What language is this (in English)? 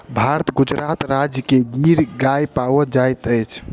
Maithili